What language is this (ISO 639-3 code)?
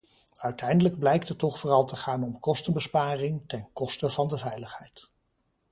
nld